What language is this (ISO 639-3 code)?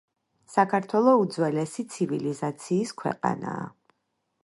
kat